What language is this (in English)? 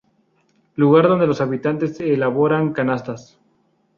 Spanish